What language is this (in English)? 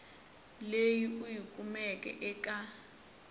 Tsonga